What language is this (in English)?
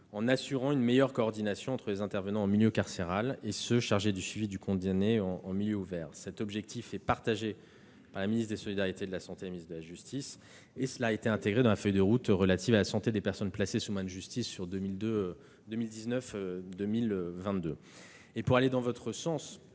French